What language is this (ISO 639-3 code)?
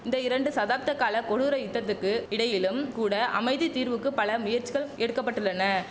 tam